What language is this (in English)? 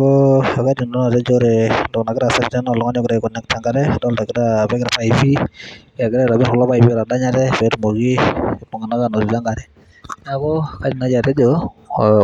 Masai